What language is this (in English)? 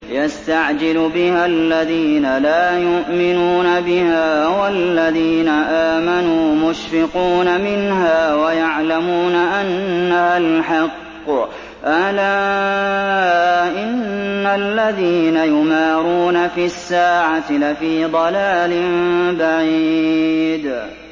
Arabic